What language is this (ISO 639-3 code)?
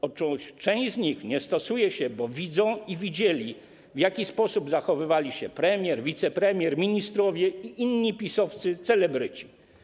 pol